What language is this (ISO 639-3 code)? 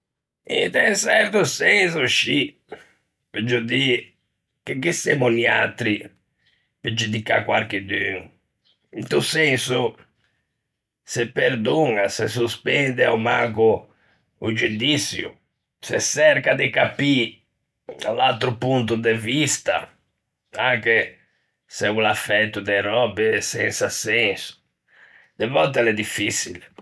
lij